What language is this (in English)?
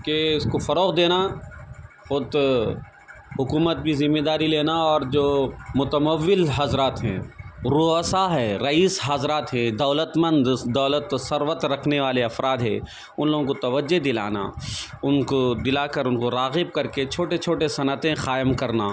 Urdu